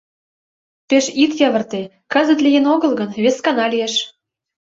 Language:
Mari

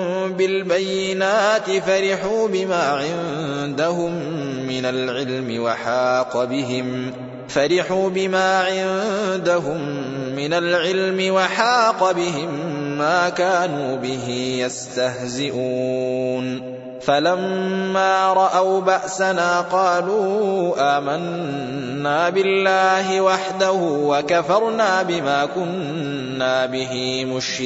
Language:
Arabic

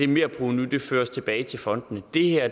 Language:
Danish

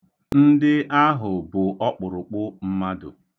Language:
Igbo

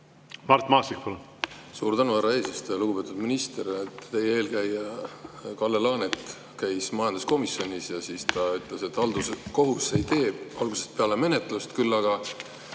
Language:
Estonian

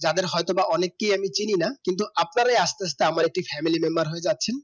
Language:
Bangla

